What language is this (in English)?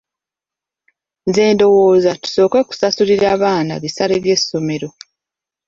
Ganda